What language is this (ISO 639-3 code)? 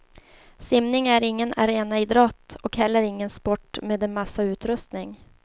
swe